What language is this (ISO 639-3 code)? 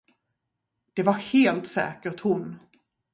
swe